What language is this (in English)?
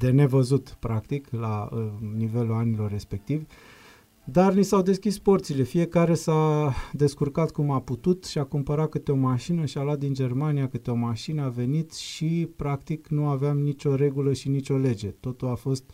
Romanian